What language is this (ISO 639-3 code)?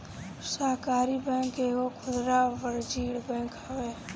bho